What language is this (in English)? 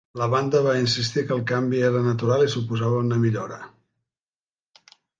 Catalan